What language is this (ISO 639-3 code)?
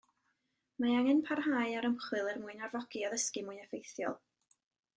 cym